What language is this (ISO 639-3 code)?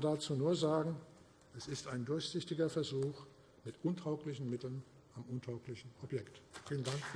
deu